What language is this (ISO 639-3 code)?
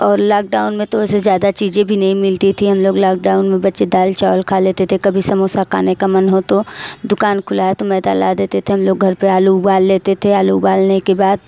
hin